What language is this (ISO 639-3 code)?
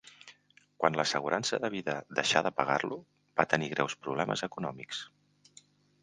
cat